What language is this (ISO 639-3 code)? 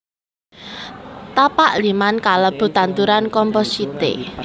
jav